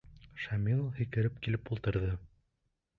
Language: Bashkir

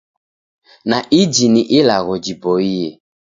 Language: Taita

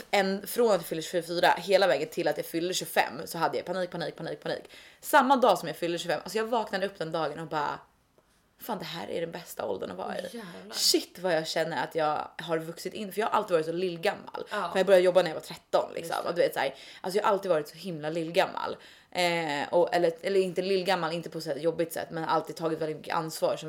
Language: Swedish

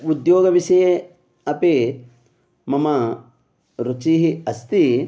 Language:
Sanskrit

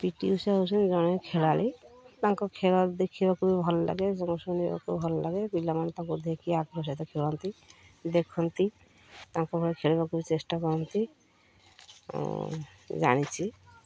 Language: Odia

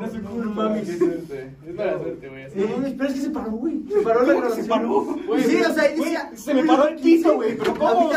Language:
Spanish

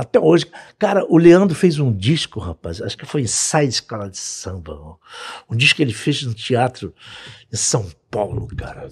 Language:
Portuguese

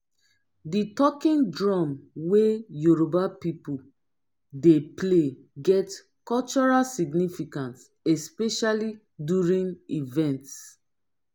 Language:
Nigerian Pidgin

